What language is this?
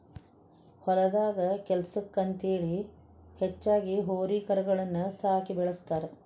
Kannada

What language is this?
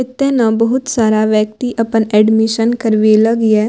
Maithili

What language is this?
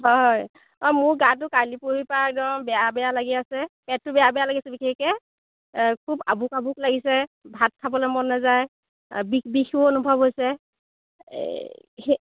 Assamese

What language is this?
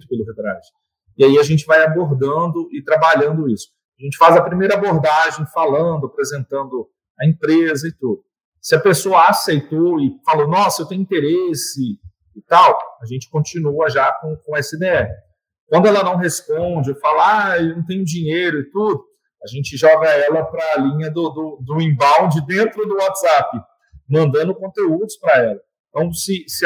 Portuguese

